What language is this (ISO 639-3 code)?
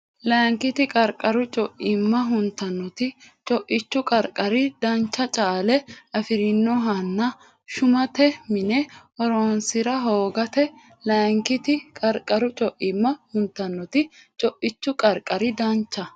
sid